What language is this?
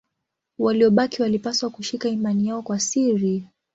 Swahili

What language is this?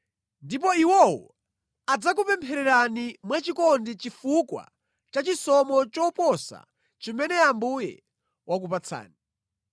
Nyanja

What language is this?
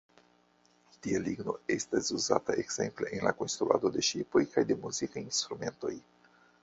Esperanto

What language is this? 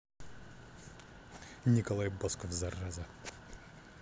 Russian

